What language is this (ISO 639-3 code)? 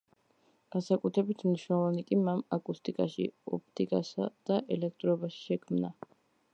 kat